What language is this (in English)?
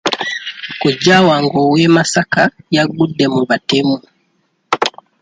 Ganda